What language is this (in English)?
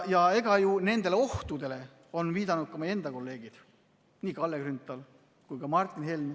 Estonian